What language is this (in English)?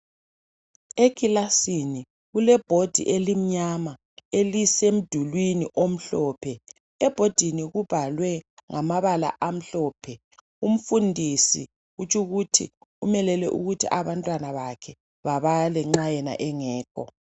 North Ndebele